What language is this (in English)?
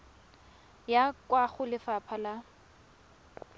Tswana